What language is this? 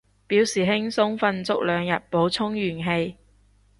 Cantonese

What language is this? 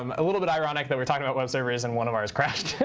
English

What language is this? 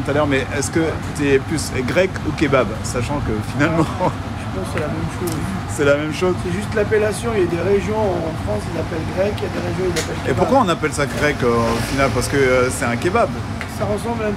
French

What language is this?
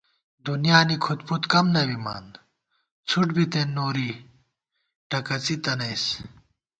Gawar-Bati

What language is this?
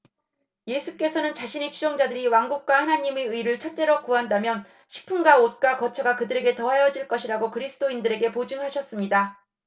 Korean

